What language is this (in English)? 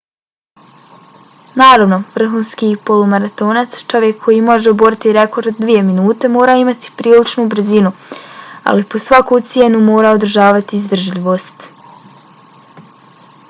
Bosnian